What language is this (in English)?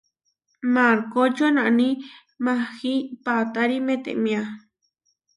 Huarijio